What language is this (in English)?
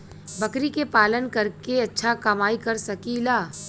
Bhojpuri